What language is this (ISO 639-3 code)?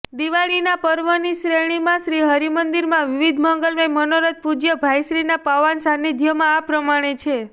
guj